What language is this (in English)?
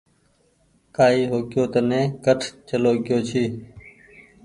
Goaria